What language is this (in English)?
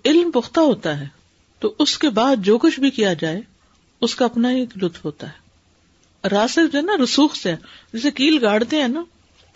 Urdu